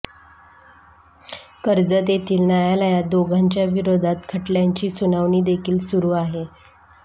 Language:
Marathi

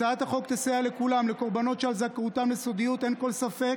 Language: Hebrew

